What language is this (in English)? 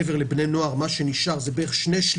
Hebrew